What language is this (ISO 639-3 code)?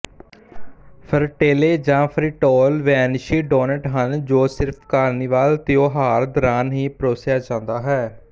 pan